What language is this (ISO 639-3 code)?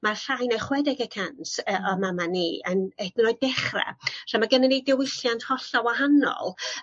cym